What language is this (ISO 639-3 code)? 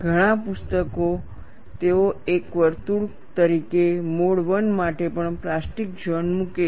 guj